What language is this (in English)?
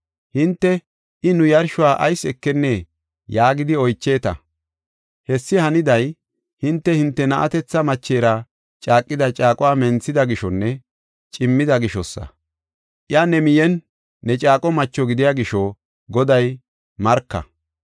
Gofa